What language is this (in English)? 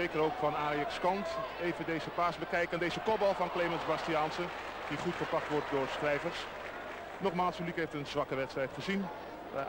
Dutch